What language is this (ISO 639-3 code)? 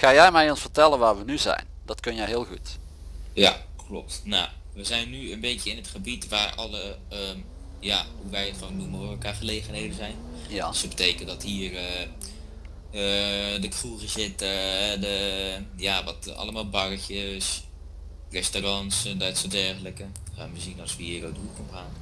nld